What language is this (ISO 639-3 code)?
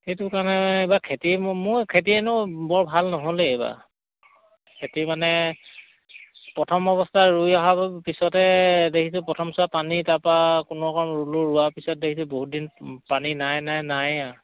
asm